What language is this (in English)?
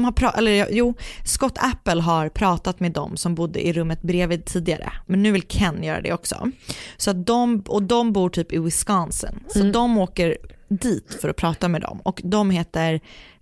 Swedish